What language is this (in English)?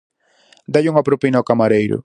Galician